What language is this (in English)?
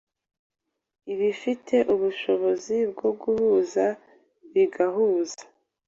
Kinyarwanda